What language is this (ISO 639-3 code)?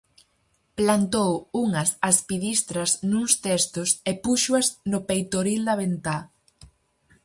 glg